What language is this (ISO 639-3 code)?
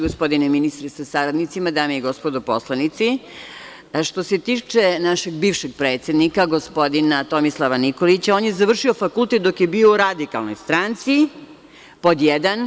srp